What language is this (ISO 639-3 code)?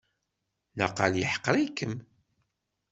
kab